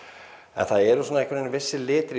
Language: Icelandic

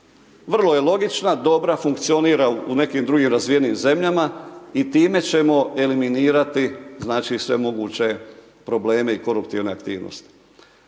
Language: Croatian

